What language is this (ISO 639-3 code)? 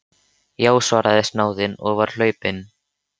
isl